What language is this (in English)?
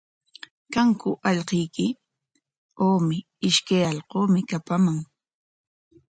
Corongo Ancash Quechua